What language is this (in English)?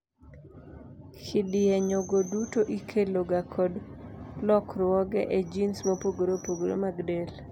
Luo (Kenya and Tanzania)